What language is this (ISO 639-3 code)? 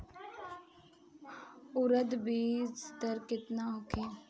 bho